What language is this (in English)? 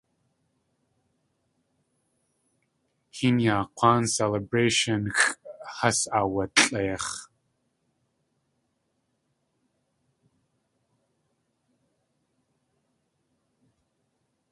Tlingit